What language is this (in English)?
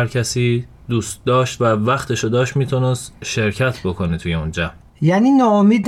Persian